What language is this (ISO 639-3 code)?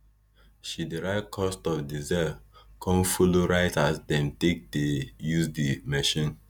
pcm